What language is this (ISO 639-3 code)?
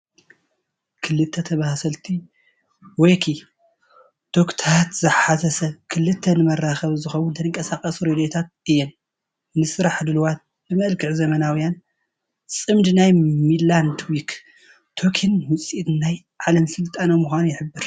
tir